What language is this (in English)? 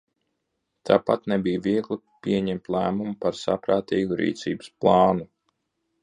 Latvian